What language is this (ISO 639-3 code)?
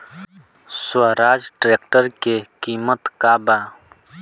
bho